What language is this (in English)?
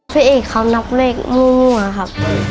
Thai